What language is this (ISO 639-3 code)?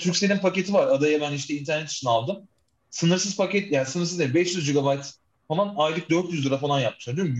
tur